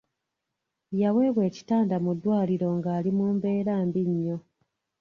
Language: Ganda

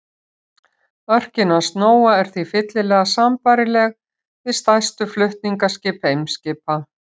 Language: Icelandic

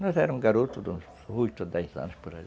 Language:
Portuguese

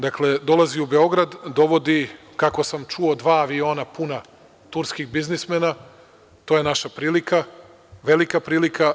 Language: Serbian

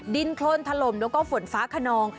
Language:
Thai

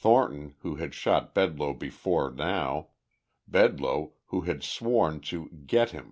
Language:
English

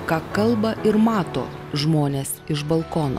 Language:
Lithuanian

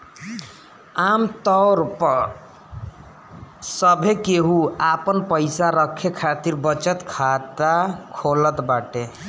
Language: Bhojpuri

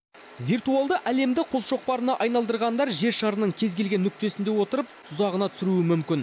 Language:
Kazakh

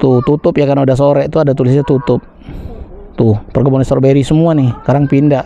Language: Indonesian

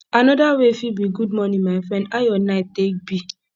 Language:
Nigerian Pidgin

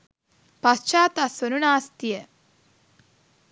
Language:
Sinhala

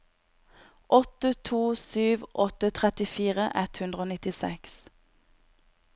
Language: Norwegian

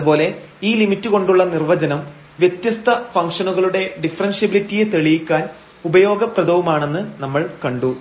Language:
Malayalam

